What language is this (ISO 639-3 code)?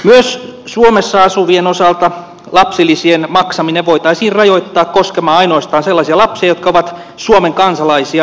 fin